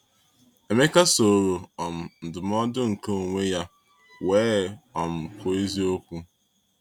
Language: Igbo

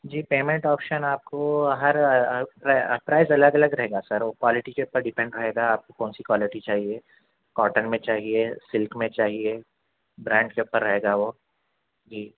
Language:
Urdu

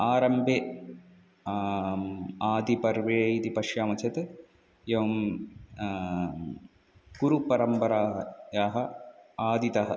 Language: Sanskrit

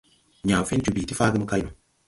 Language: Tupuri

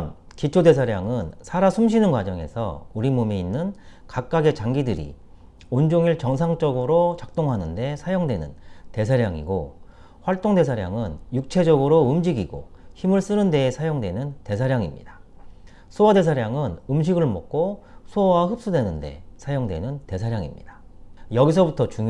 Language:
Korean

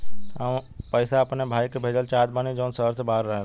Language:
Bhojpuri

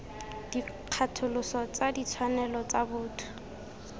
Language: Tswana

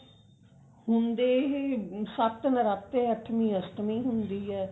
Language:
Punjabi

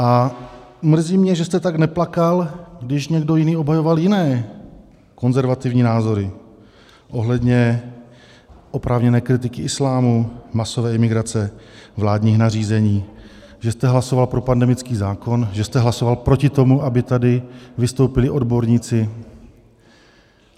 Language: Czech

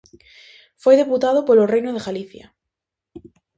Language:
Galician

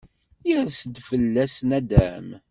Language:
Kabyle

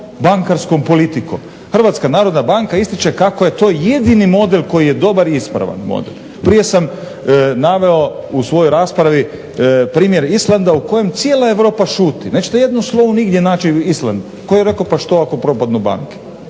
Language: Croatian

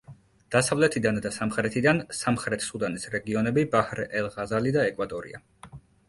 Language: Georgian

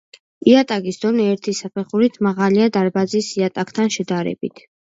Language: Georgian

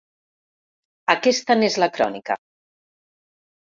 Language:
Catalan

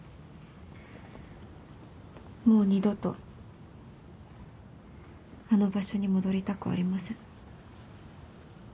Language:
Japanese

